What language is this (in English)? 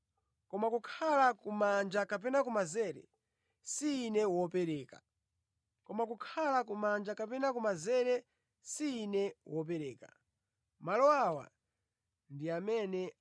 Nyanja